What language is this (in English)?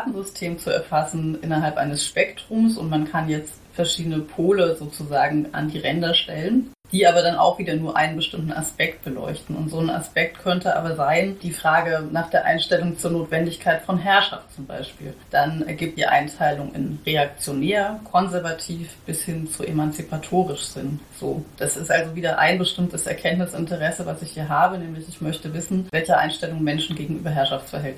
German